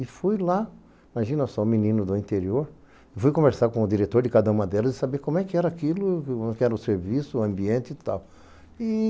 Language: Portuguese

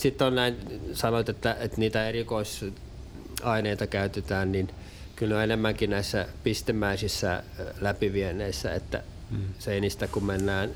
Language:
Finnish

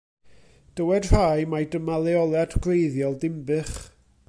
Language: Welsh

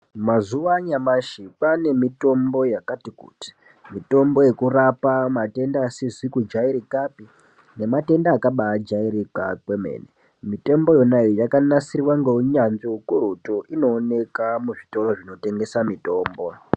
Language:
Ndau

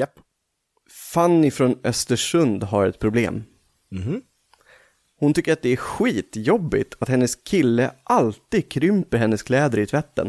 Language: Swedish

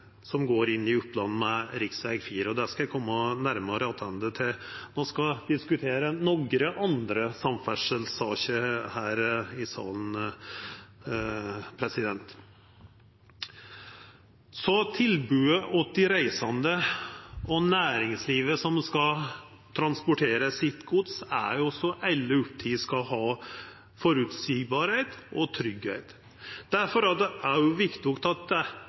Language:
Norwegian Nynorsk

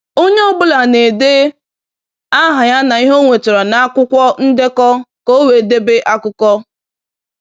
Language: Igbo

